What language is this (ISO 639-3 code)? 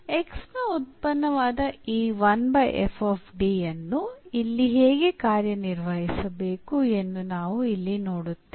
kan